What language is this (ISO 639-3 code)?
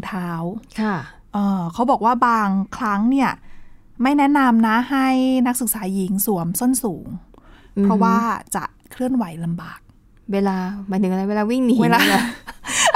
tha